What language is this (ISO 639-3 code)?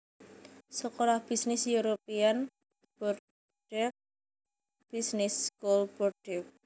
jav